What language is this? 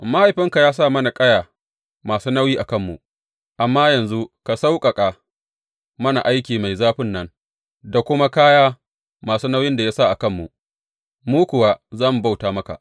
Hausa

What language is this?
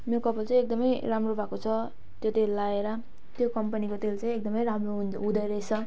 Nepali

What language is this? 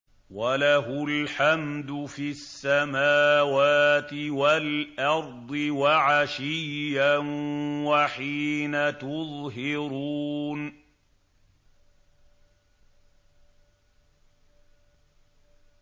Arabic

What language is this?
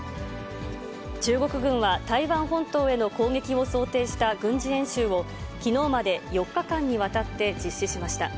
Japanese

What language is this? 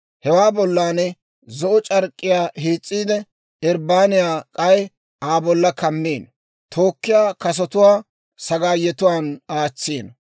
Dawro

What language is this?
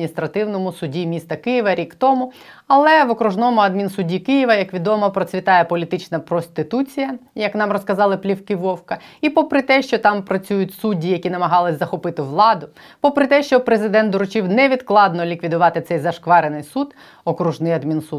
Ukrainian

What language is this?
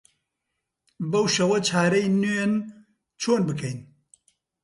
Central Kurdish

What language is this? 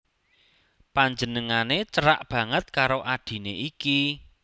Javanese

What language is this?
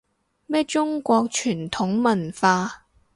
Cantonese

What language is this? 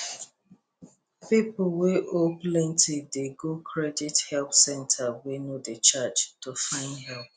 Nigerian Pidgin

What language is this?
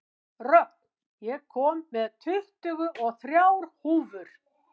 Icelandic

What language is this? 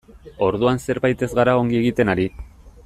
Basque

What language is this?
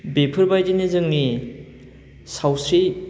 Bodo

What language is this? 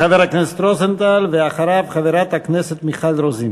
Hebrew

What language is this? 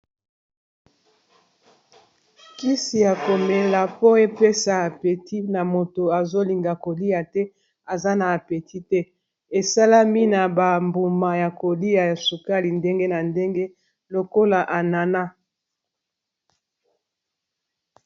Lingala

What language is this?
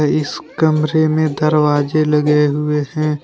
Hindi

